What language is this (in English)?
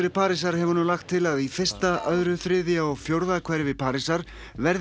Icelandic